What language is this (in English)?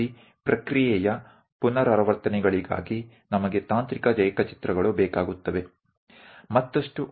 Gujarati